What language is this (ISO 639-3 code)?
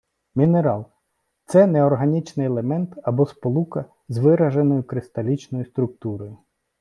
ukr